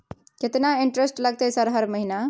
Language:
Maithili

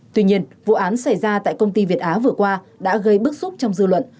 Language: Vietnamese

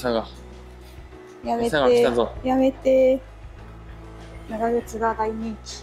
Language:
Japanese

